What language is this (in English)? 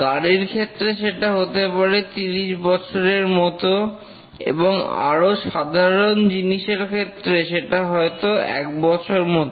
Bangla